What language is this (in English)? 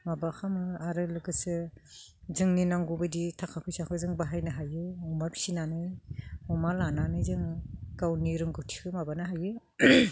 Bodo